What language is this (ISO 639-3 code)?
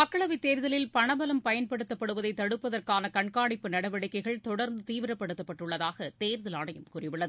tam